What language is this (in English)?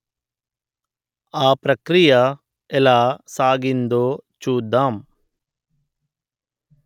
Telugu